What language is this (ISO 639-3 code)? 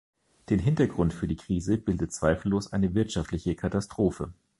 deu